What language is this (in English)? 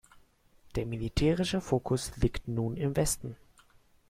German